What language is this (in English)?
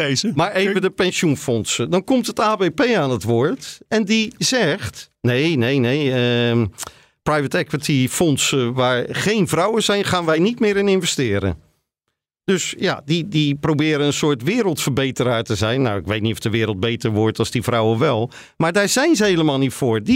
Dutch